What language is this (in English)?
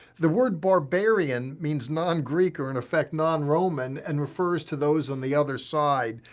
English